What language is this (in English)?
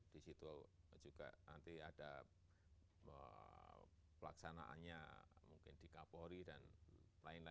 Indonesian